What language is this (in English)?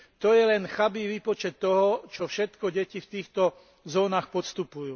Slovak